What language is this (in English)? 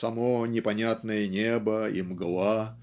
Russian